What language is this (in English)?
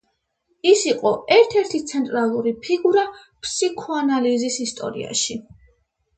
Georgian